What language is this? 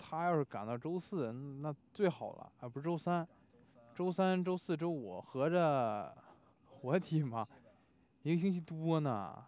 Chinese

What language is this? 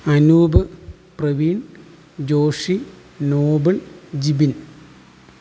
Malayalam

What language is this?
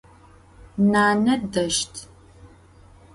Adyghe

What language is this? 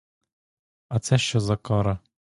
Ukrainian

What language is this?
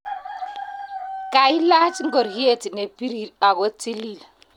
Kalenjin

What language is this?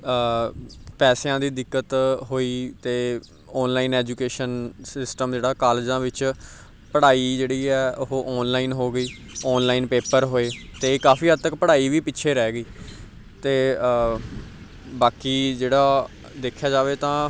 Punjabi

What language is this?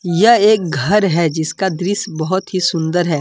Hindi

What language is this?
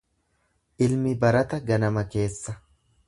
Oromo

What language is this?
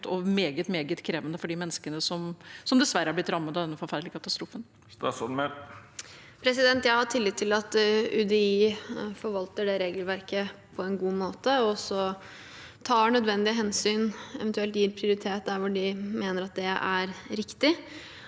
Norwegian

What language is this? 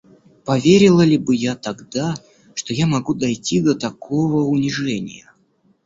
Russian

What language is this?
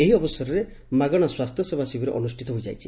Odia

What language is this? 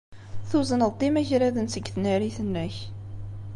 Kabyle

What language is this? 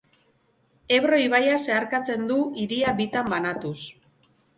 Basque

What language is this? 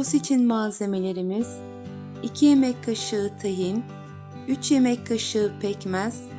Turkish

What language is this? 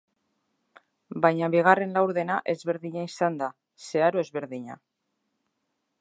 Basque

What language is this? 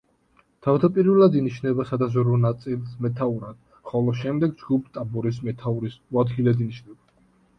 Georgian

